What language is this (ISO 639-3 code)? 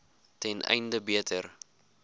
afr